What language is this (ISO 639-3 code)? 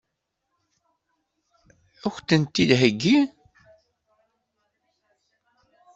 kab